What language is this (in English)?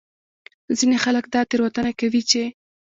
Pashto